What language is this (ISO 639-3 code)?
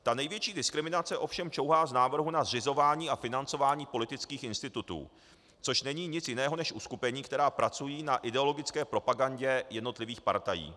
ces